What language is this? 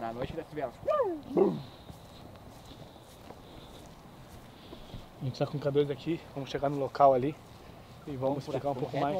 Portuguese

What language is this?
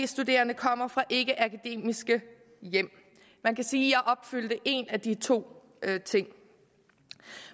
Danish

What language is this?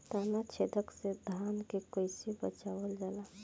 Bhojpuri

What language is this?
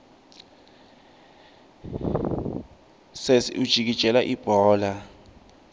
Swati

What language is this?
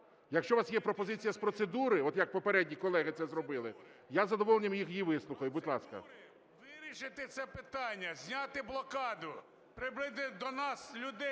Ukrainian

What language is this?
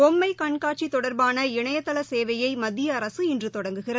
Tamil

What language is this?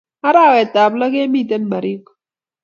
Kalenjin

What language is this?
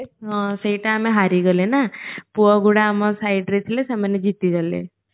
Odia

